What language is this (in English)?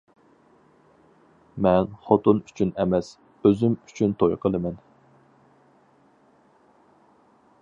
Uyghur